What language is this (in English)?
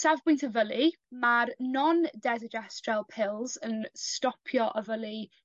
Welsh